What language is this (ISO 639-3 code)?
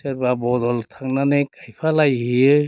brx